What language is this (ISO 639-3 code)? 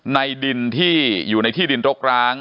tha